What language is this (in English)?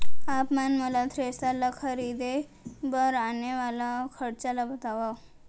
Chhattisgarhi